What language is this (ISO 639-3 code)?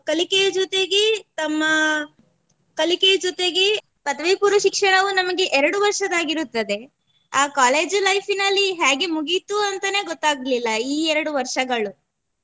kan